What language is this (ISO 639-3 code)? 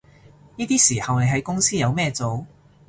yue